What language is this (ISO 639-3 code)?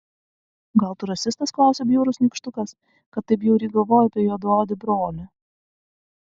lit